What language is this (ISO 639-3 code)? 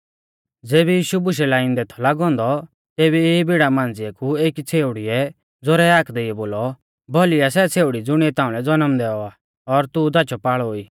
bfz